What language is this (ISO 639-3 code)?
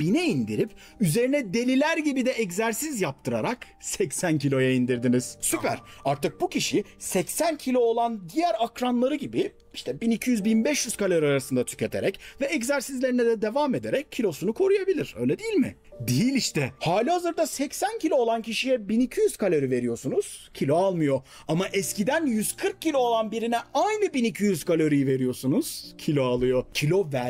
tur